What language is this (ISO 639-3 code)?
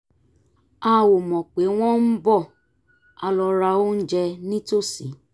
yor